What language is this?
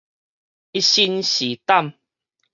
Min Nan Chinese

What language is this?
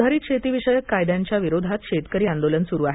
Marathi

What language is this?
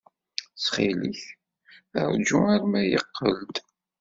Kabyle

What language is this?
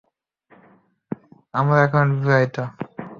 Bangla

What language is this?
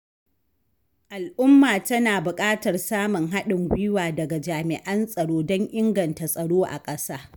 Hausa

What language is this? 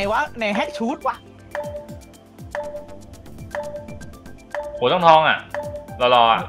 Thai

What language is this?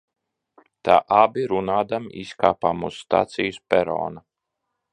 Latvian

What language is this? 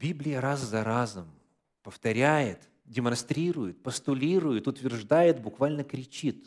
Russian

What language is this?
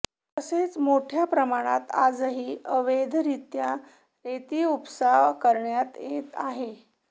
Marathi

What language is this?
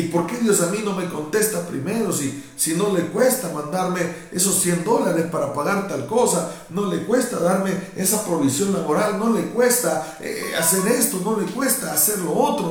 Spanish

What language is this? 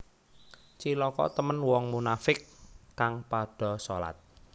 Javanese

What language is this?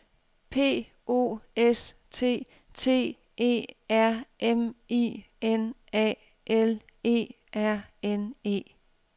Danish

